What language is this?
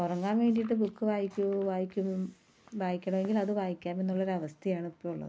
Malayalam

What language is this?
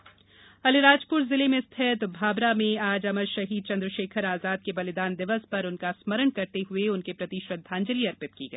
Hindi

